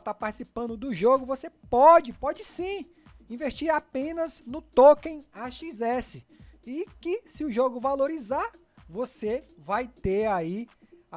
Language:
Portuguese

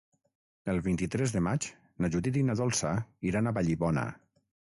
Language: Catalan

